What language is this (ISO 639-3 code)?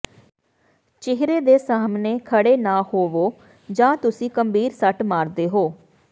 pan